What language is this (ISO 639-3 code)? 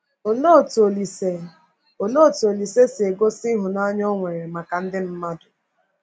ibo